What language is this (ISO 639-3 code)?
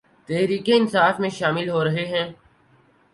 urd